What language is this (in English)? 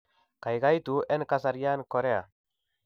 Kalenjin